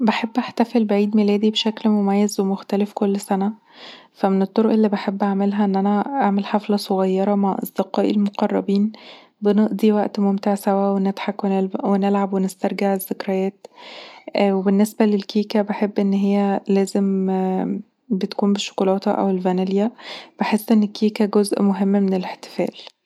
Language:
Egyptian Arabic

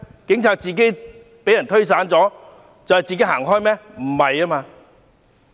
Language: Cantonese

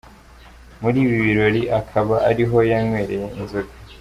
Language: Kinyarwanda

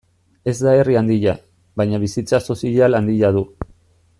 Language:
Basque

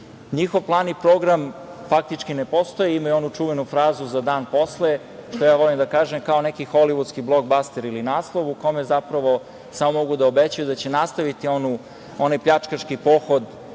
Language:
Serbian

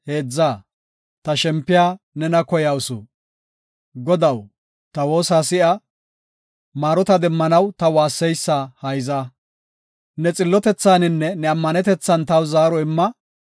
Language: Gofa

